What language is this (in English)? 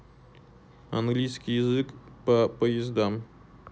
Russian